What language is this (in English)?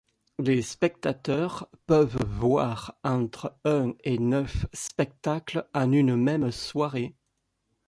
French